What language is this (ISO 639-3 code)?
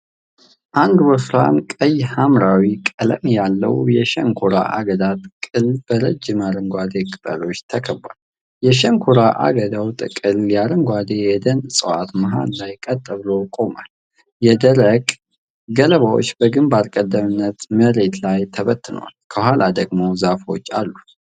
amh